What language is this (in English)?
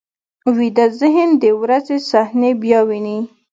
Pashto